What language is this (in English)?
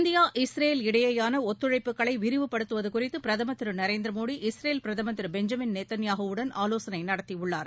Tamil